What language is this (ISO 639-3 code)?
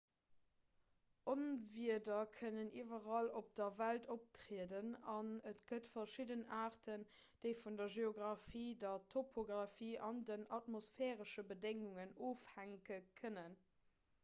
ltz